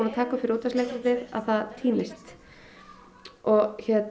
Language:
Icelandic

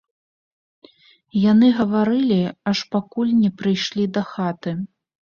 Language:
Belarusian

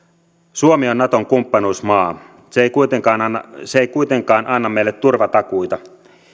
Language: Finnish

